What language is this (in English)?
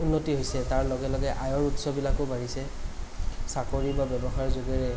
Assamese